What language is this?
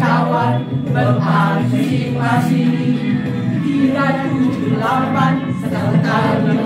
Indonesian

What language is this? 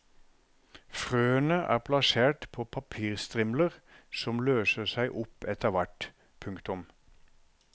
Norwegian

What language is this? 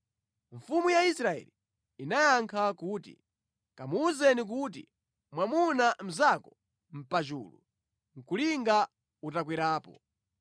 Nyanja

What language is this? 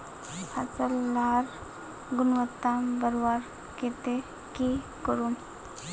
Magahi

